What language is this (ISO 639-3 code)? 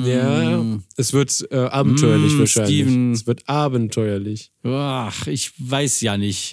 deu